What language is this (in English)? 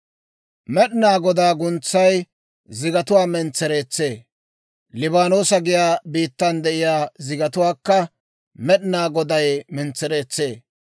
Dawro